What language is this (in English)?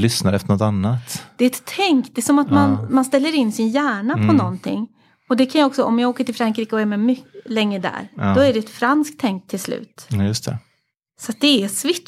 Swedish